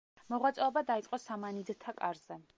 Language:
Georgian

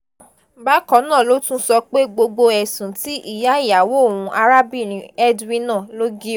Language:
Yoruba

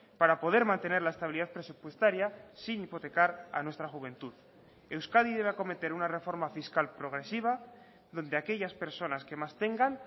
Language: Spanish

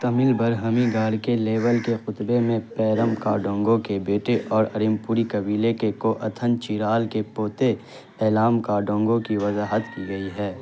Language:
Urdu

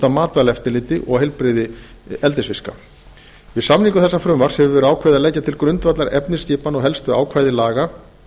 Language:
Icelandic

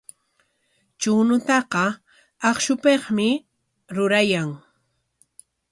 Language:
Corongo Ancash Quechua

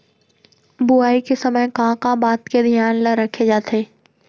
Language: Chhattisgarhi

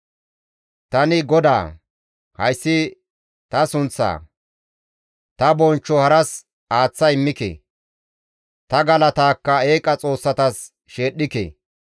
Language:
Gamo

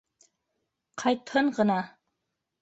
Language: Bashkir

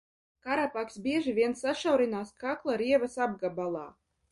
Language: Latvian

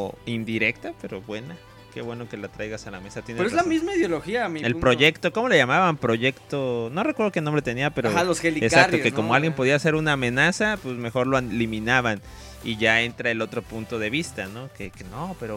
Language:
Spanish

